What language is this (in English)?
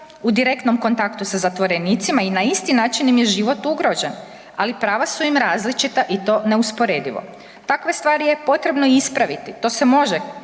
Croatian